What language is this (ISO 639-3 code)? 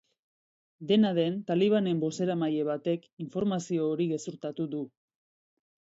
eus